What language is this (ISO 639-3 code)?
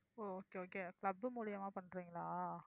tam